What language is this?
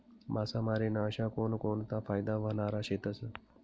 Marathi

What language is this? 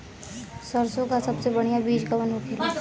Bhojpuri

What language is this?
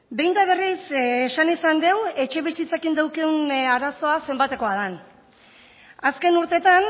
Basque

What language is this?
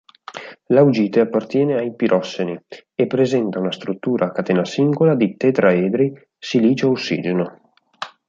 Italian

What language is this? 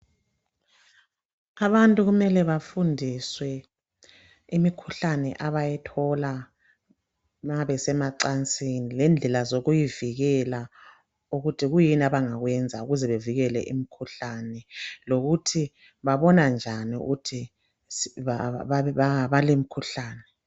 North Ndebele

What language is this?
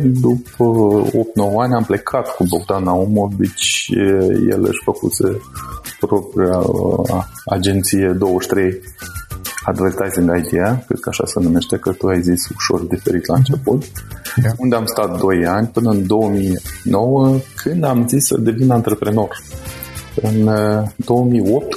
Romanian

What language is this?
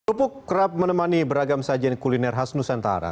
Indonesian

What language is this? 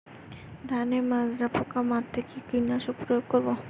Bangla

